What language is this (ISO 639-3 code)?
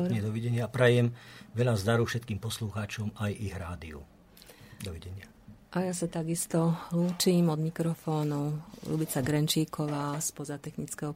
slk